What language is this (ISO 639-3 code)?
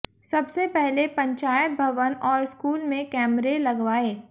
hin